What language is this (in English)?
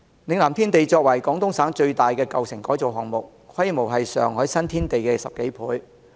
Cantonese